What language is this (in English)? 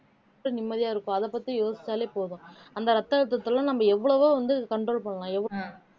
Tamil